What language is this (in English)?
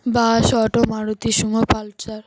Bangla